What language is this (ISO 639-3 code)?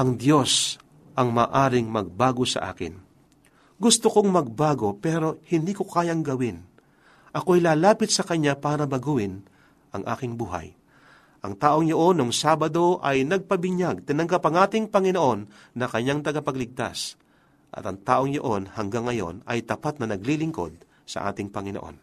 fil